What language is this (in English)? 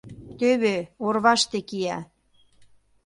Mari